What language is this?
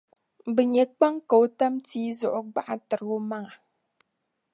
Dagbani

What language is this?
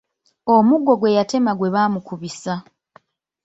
Ganda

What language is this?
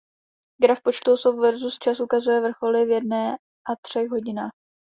Czech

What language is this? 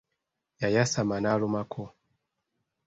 Ganda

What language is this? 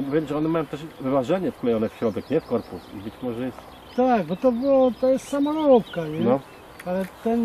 Polish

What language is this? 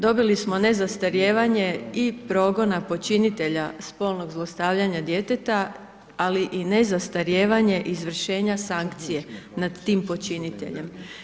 Croatian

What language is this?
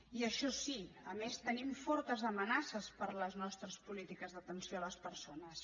Catalan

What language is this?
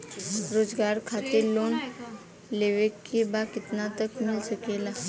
Bhojpuri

